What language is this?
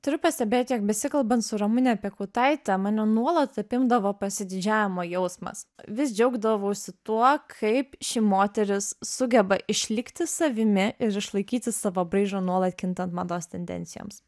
Lithuanian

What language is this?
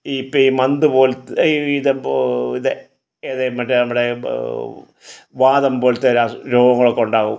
Malayalam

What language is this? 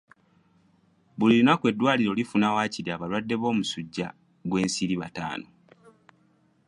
Ganda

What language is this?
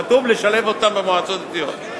Hebrew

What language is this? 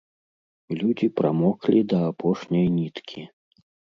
Belarusian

